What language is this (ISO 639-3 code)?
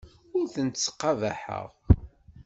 kab